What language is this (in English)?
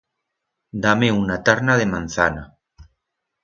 Aragonese